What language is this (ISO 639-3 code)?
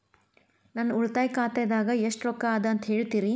kan